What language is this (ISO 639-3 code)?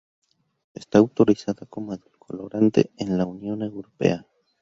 spa